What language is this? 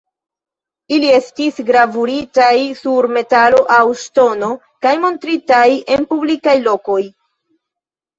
Esperanto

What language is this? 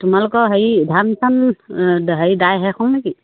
Assamese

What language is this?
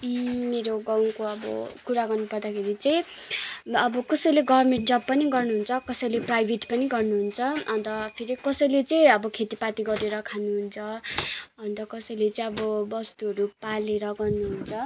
Nepali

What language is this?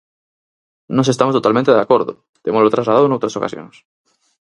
Galician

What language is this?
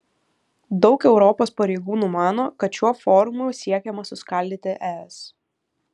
Lithuanian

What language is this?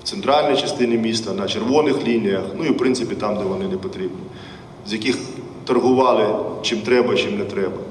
Ukrainian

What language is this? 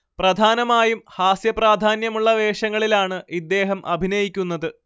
Malayalam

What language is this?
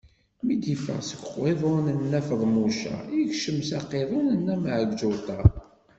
Kabyle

